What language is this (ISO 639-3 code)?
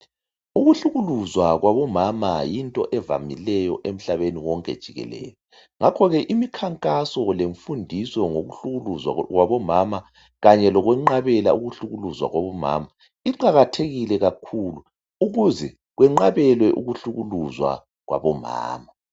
nde